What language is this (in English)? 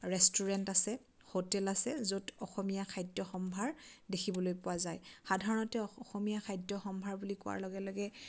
Assamese